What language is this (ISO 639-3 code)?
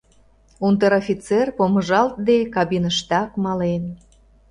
chm